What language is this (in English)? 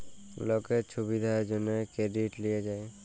Bangla